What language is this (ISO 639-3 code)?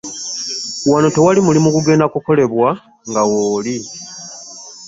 lug